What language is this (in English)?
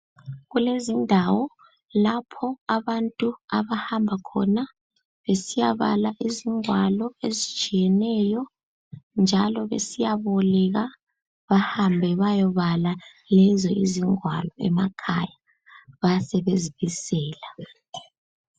North Ndebele